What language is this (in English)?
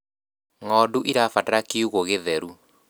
Kikuyu